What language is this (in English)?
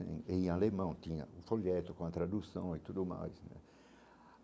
Portuguese